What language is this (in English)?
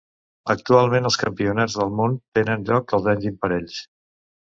Catalan